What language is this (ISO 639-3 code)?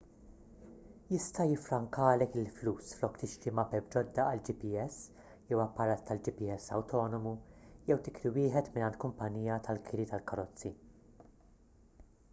mlt